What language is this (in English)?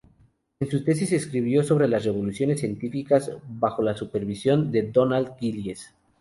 Spanish